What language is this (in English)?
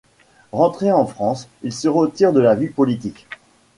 French